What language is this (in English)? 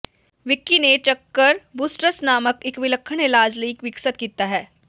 Punjabi